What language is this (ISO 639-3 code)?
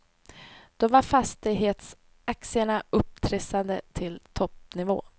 swe